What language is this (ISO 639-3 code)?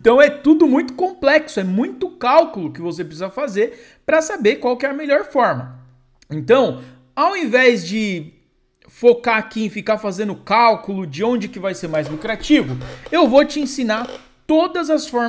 por